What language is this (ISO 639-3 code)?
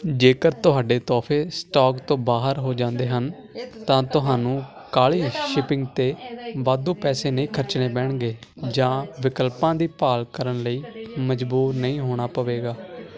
pan